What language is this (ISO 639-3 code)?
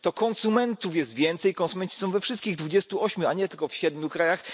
pol